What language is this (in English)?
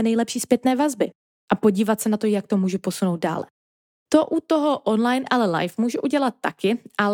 Czech